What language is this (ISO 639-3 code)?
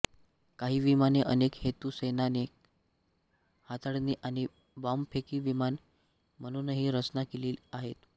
mar